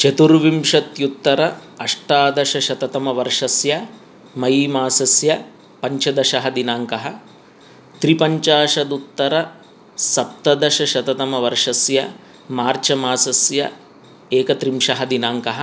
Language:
Sanskrit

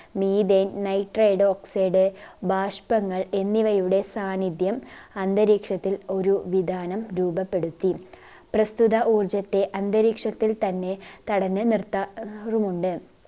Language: Malayalam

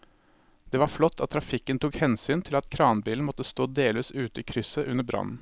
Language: Norwegian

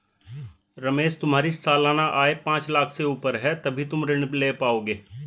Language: Hindi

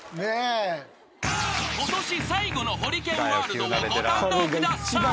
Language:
Japanese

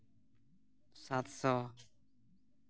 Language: Santali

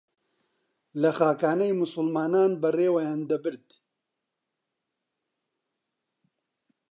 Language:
Central Kurdish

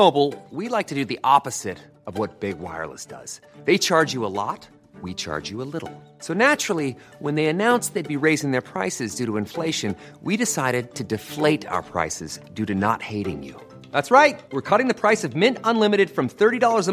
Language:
Filipino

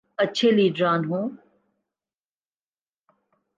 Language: Urdu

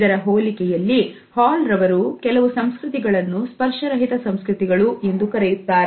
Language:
Kannada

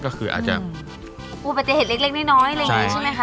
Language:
Thai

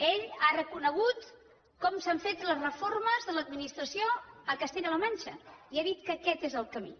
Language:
Catalan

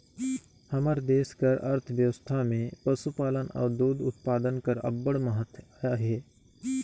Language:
Chhattisgarhi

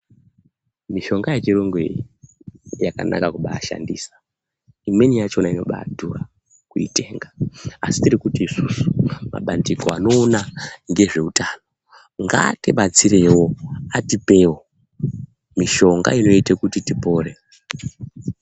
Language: Ndau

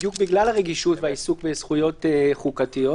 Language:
Hebrew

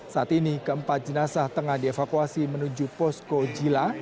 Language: Indonesian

